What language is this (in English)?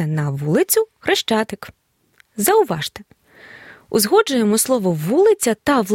Ukrainian